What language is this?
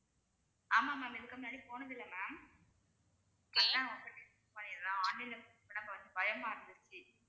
Tamil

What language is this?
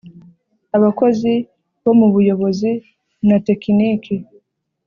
Kinyarwanda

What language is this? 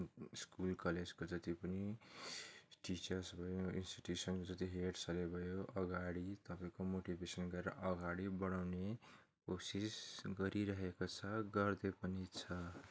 Nepali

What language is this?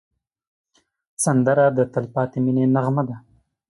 Pashto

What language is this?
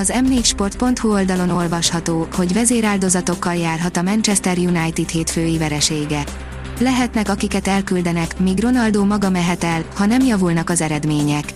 Hungarian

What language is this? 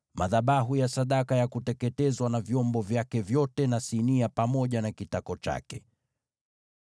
Swahili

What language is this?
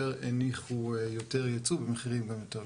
Hebrew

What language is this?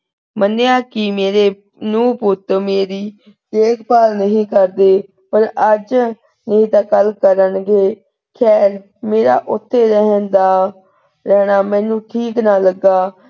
Punjabi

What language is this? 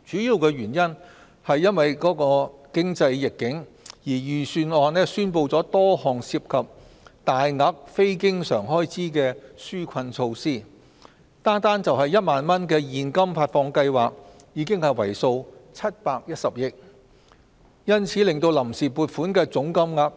Cantonese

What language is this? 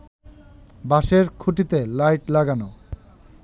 Bangla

